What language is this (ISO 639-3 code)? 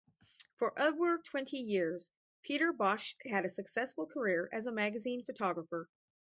eng